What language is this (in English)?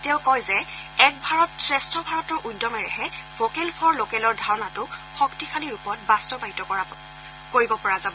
Assamese